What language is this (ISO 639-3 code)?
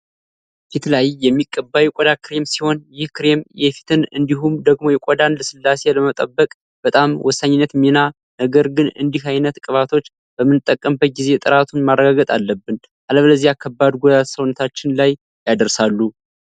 amh